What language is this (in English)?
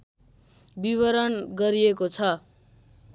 Nepali